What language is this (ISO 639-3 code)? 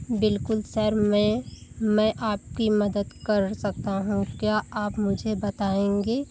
hin